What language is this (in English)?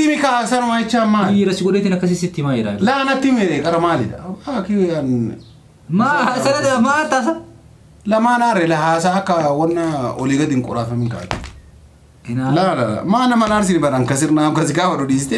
Arabic